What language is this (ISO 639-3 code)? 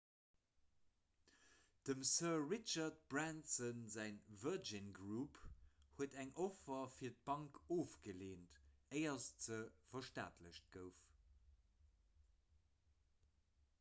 ltz